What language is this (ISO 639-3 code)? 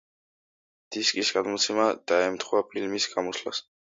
kat